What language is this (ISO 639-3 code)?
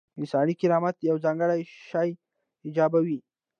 pus